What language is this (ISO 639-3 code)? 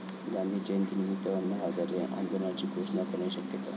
mar